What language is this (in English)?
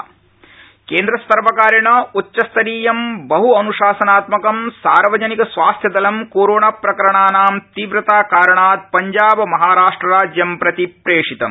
Sanskrit